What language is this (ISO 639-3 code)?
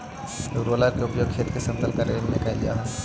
mag